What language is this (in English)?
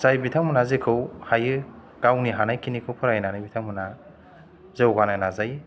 Bodo